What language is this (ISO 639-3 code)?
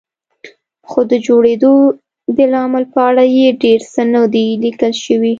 pus